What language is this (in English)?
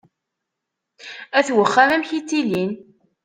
Kabyle